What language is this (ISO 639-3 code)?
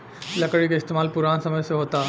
bho